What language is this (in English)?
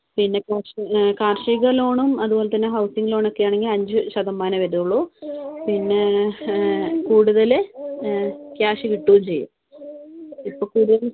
Malayalam